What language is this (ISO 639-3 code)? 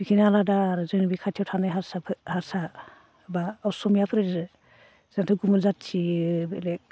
brx